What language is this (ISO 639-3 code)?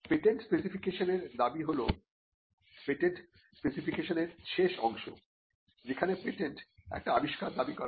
ben